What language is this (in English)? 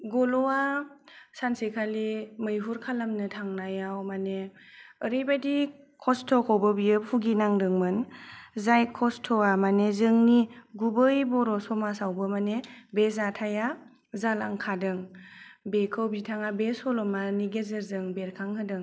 Bodo